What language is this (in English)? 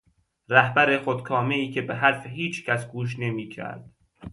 Persian